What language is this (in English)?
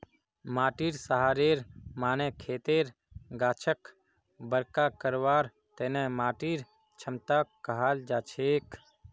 Magahi